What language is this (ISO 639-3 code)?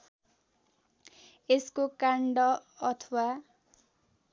nep